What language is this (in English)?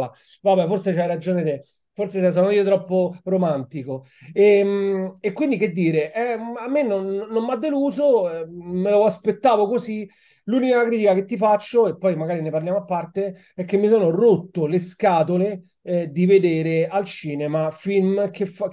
Italian